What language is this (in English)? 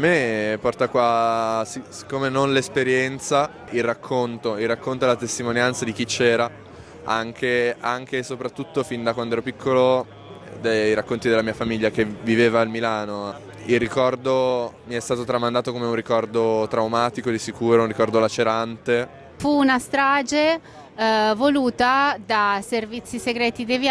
Italian